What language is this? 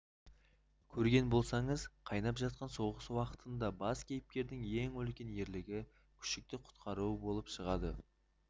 Kazakh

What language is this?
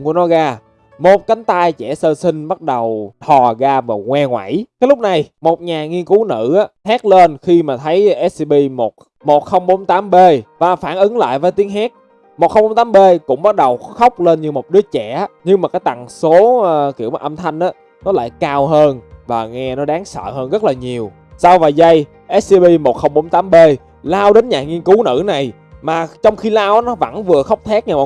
Vietnamese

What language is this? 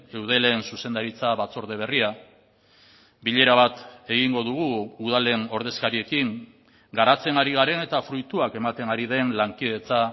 Basque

